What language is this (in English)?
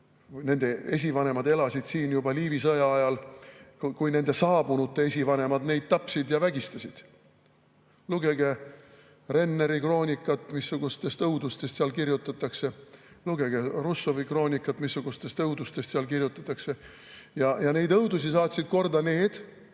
Estonian